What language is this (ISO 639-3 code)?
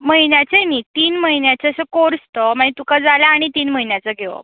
kok